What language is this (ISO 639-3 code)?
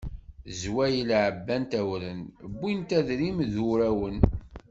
kab